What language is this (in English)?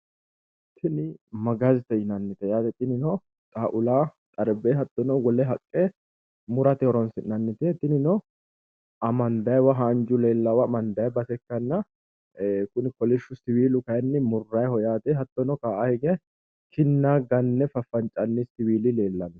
Sidamo